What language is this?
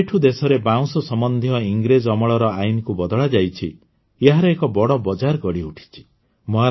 Odia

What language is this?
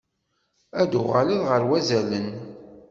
Kabyle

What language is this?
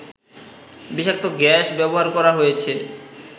Bangla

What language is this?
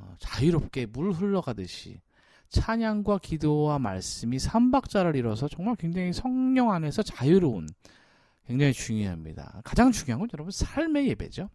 Korean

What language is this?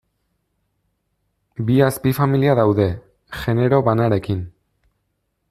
Basque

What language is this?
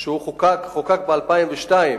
Hebrew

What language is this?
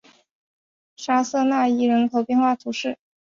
Chinese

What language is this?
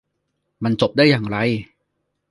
Thai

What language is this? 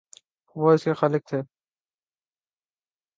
Urdu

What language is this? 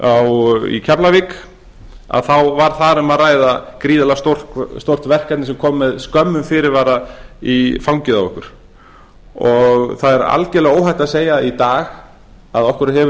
Icelandic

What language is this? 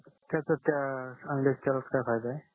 Marathi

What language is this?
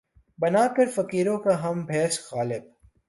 Urdu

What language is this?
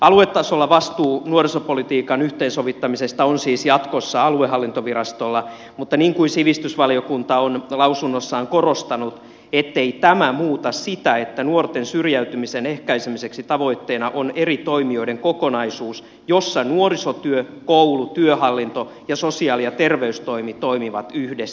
Finnish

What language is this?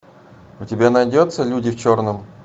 Russian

